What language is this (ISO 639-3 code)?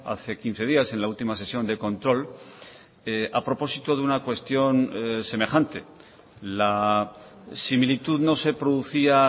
spa